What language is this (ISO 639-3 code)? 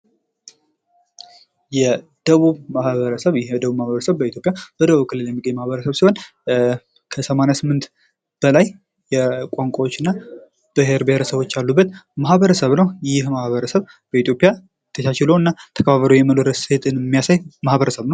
amh